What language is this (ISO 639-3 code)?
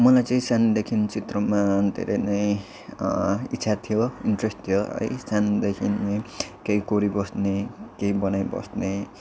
nep